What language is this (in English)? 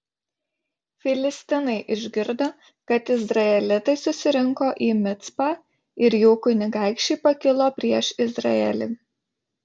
Lithuanian